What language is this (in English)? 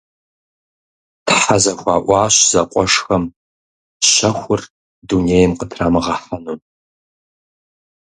Kabardian